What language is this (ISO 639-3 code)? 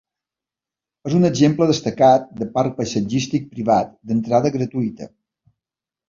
cat